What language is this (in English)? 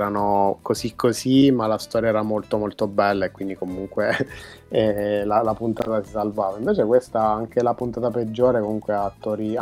Italian